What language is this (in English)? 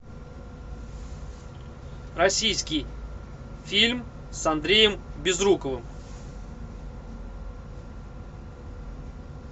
Russian